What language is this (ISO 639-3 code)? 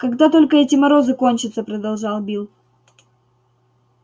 rus